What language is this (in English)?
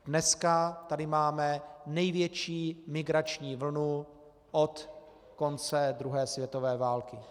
Czech